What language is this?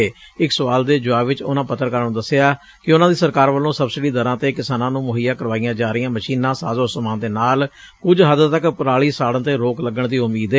Punjabi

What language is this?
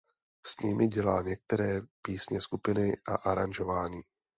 Czech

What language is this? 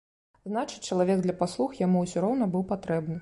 Belarusian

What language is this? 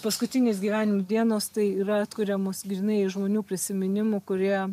Lithuanian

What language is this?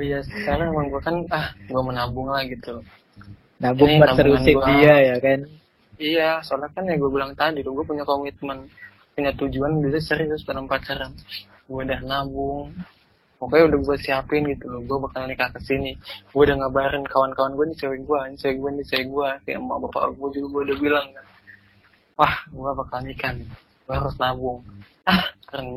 Indonesian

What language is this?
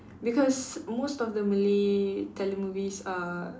English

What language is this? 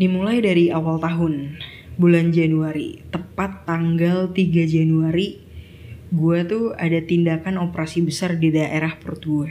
Indonesian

